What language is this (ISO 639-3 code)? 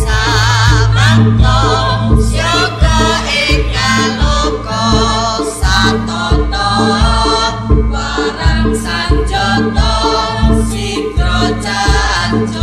ind